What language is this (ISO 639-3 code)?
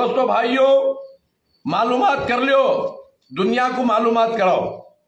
hin